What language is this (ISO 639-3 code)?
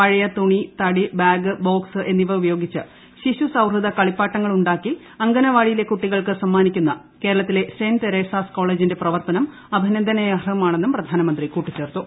mal